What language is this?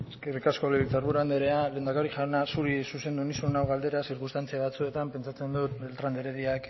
Basque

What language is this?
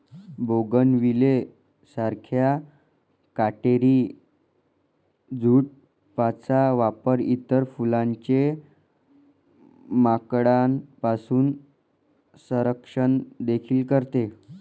Marathi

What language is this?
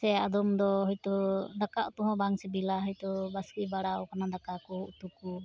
Santali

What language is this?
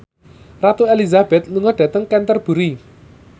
Javanese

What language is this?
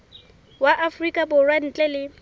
Southern Sotho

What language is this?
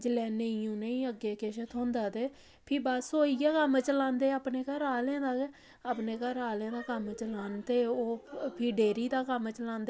Dogri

